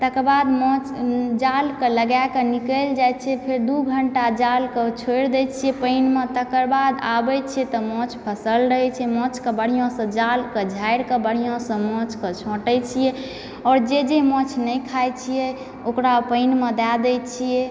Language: Maithili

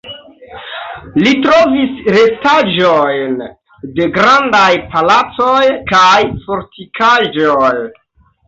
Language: Esperanto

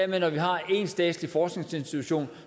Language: Danish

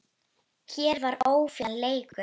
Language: Icelandic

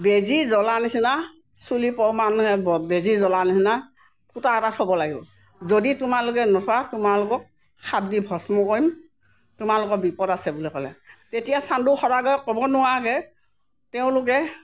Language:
Assamese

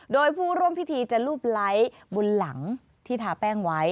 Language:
Thai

